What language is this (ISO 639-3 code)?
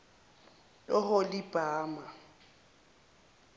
zul